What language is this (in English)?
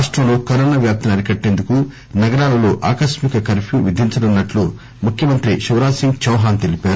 Telugu